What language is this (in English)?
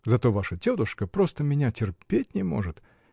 Russian